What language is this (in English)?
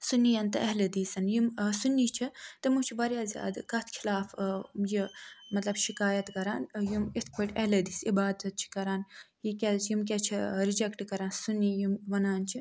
Kashmiri